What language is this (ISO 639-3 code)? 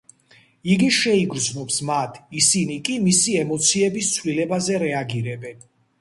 kat